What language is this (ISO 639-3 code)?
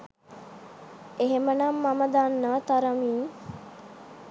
sin